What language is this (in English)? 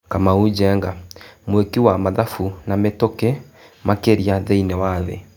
Kikuyu